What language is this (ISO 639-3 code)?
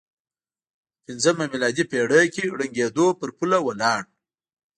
pus